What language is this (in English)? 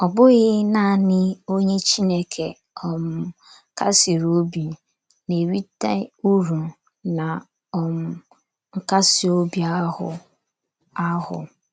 Igbo